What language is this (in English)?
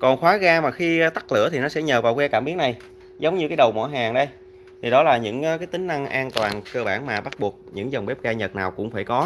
Vietnamese